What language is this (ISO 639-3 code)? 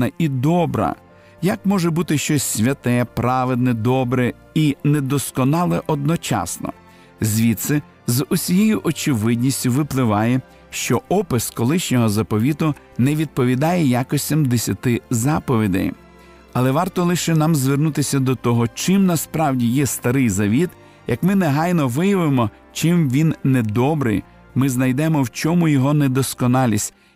ukr